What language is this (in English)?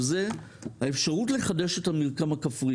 Hebrew